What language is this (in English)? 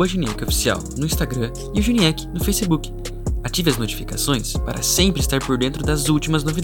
Portuguese